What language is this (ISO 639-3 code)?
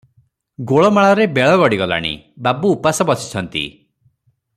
ori